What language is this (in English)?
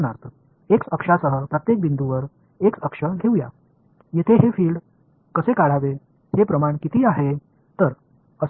Tamil